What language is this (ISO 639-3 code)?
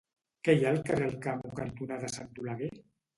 cat